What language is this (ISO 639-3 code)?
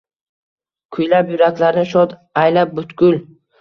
uzb